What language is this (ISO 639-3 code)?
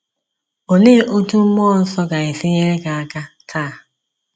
ibo